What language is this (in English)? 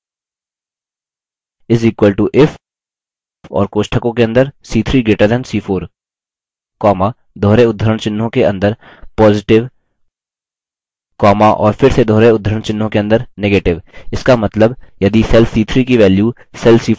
Hindi